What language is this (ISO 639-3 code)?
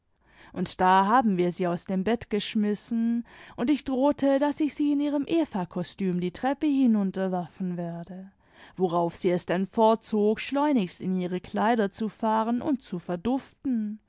deu